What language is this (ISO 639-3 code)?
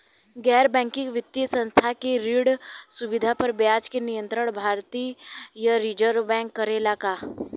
bho